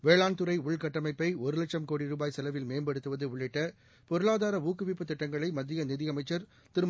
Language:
Tamil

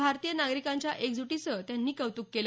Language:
Marathi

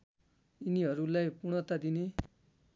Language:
Nepali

